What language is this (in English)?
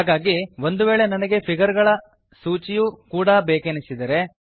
Kannada